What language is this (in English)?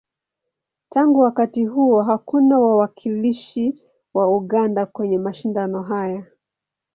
Swahili